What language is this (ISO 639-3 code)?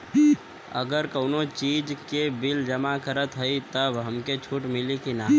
bho